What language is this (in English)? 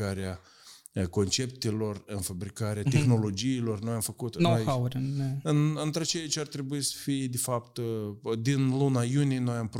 Romanian